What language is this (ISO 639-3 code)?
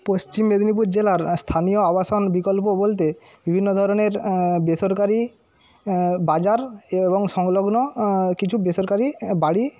ben